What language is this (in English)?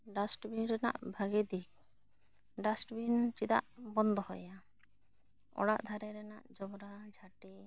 Santali